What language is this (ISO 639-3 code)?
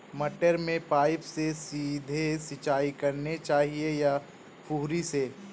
hin